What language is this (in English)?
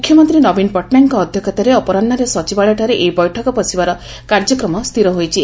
Odia